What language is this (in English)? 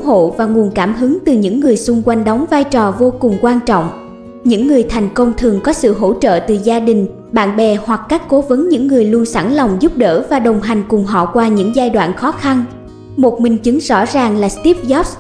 Vietnamese